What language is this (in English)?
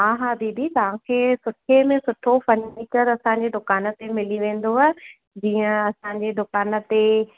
Sindhi